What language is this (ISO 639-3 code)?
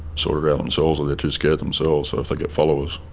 eng